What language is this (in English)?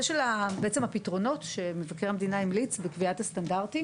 Hebrew